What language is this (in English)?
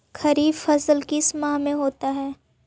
Magahi